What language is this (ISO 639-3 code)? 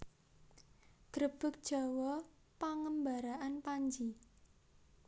jav